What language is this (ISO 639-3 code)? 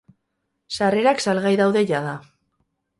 eus